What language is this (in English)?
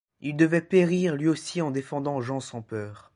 French